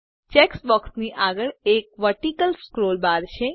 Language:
Gujarati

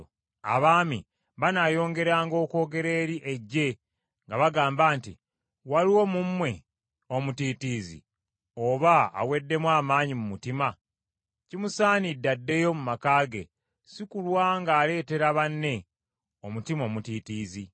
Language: Ganda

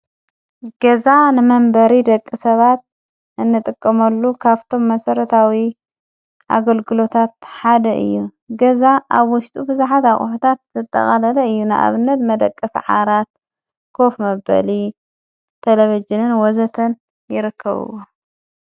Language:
Tigrinya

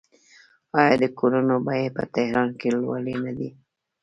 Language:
Pashto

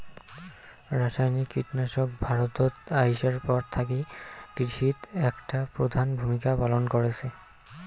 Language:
Bangla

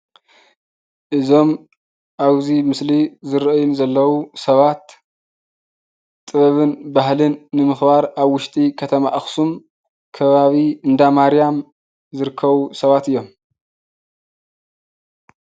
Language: Tigrinya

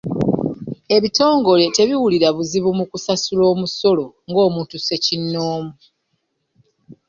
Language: Ganda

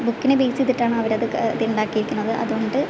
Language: Malayalam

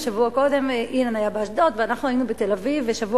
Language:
Hebrew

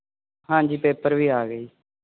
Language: Punjabi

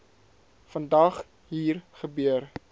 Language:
Afrikaans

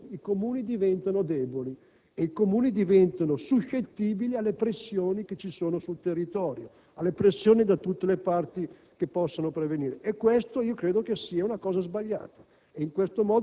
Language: Italian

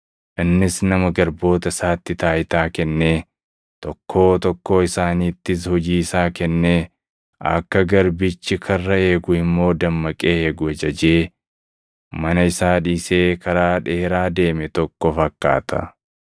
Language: Oromo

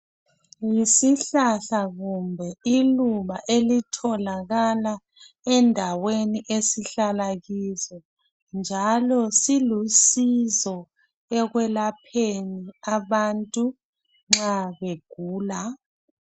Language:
North Ndebele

